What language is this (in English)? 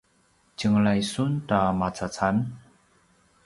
Paiwan